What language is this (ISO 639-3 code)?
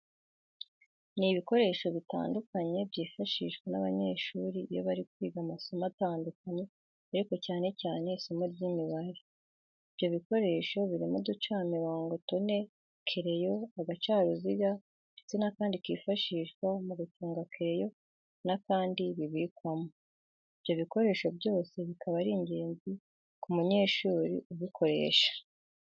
kin